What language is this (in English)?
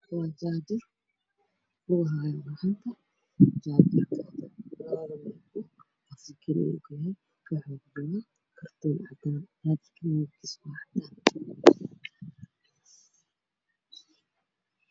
Somali